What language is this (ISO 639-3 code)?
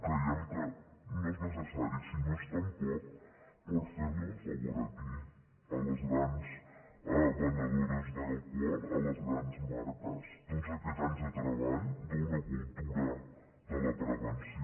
cat